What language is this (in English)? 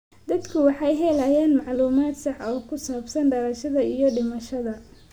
Somali